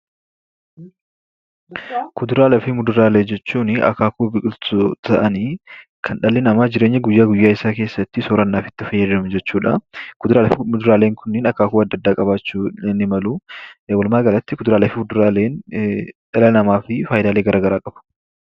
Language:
Oromo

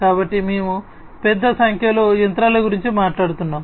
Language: Telugu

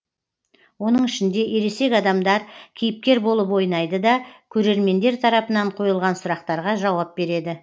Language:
Kazakh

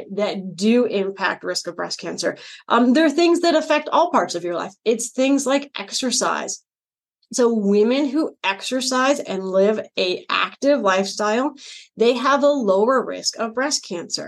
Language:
English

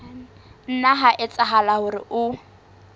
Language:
Southern Sotho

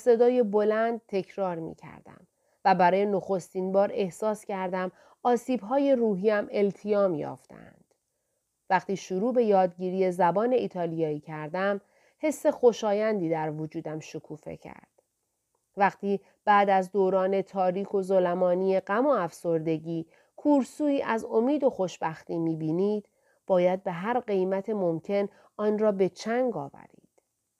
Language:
Persian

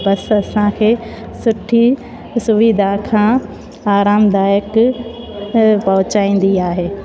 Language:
Sindhi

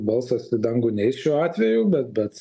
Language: Lithuanian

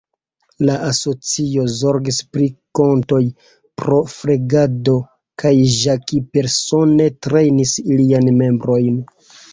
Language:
Esperanto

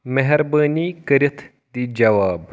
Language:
Kashmiri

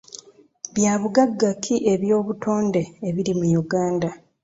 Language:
Ganda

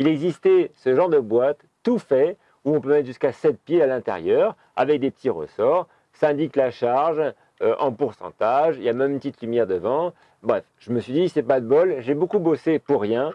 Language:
French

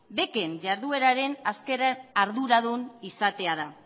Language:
Basque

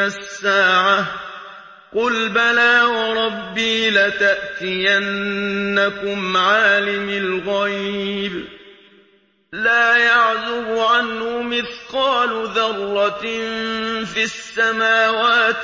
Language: Arabic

